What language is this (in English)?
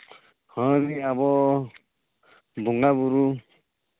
Santali